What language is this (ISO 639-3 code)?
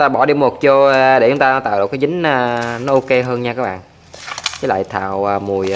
vie